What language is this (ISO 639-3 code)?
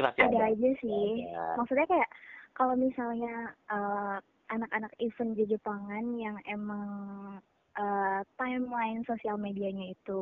ind